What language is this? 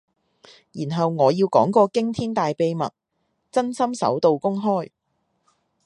Cantonese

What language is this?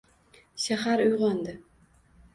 Uzbek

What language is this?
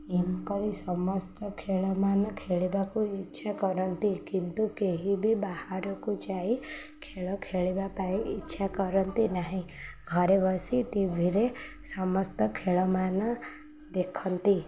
Odia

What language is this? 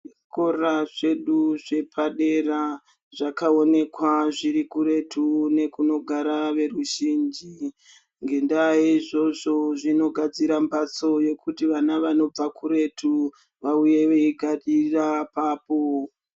Ndau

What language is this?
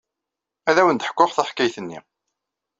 Kabyle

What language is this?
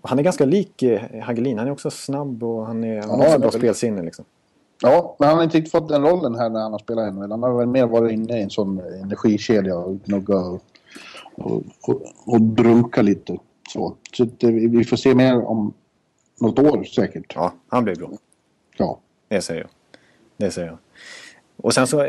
Swedish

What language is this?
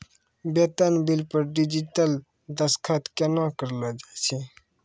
Maithili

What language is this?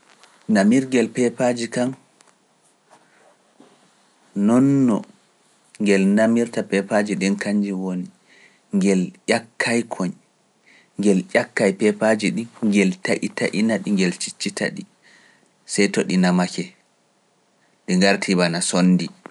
Pular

